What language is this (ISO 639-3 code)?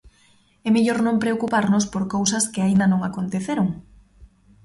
glg